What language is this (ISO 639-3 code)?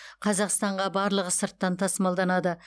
kaz